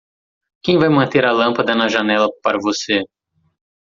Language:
Portuguese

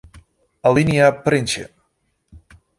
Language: Western Frisian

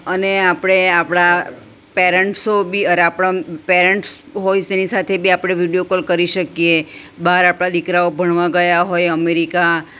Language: Gujarati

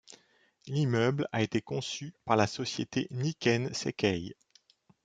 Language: French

